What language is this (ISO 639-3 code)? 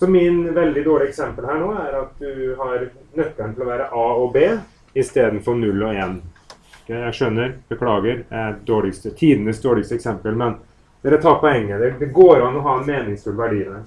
nor